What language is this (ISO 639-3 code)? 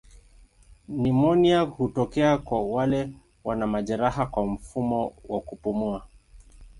swa